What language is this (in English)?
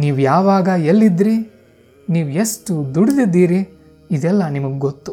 Kannada